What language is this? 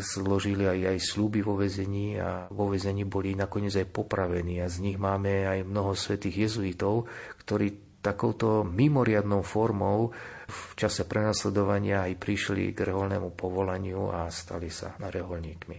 Slovak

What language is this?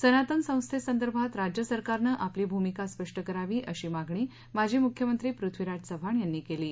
Marathi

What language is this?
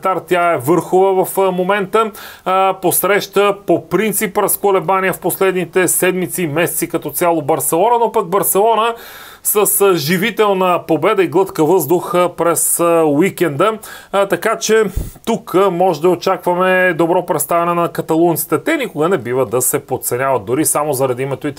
Bulgarian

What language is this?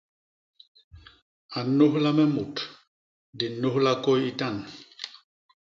Basaa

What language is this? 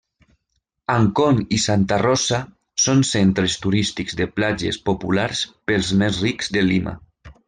Catalan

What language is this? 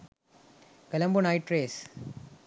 Sinhala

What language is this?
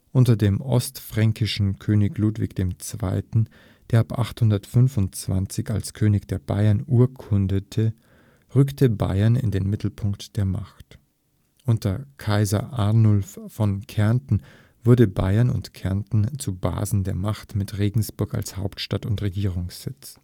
German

